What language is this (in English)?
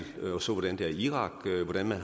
Danish